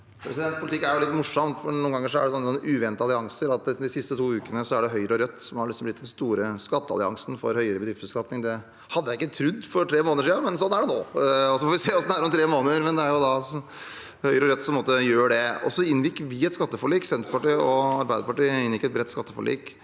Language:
Norwegian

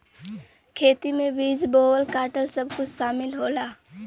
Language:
Bhojpuri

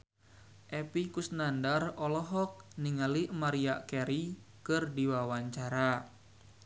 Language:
Sundanese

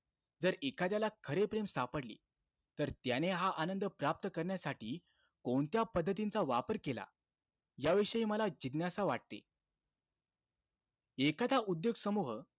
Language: Marathi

